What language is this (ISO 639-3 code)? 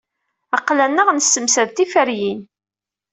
kab